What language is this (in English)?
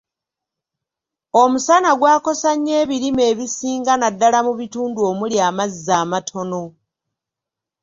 Ganda